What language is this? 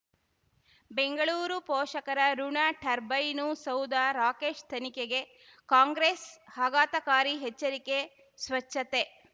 Kannada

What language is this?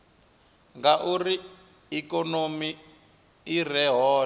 Venda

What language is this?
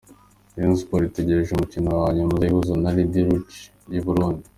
Kinyarwanda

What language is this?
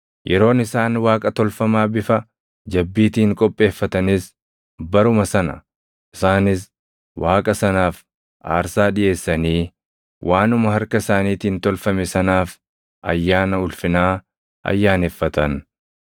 Oromo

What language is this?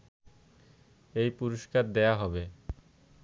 Bangla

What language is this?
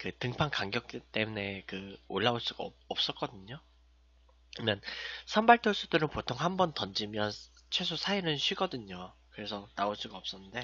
Korean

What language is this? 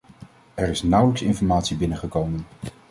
Dutch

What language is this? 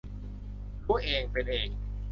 Thai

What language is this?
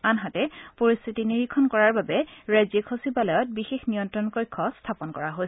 Assamese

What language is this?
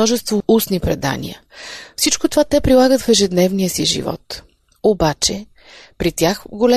Bulgarian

